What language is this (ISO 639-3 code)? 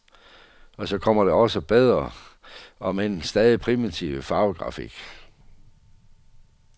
dan